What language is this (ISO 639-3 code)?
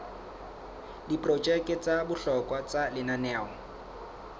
sot